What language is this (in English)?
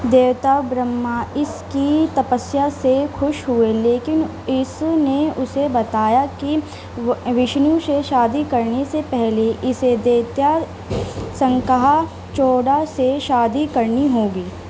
Urdu